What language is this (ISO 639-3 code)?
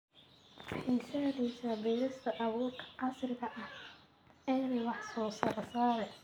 som